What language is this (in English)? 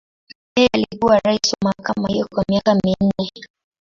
Swahili